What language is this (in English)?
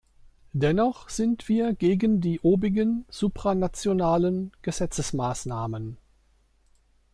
German